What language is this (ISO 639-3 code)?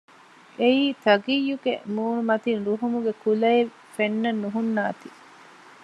div